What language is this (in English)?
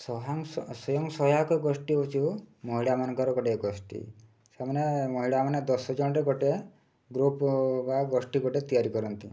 Odia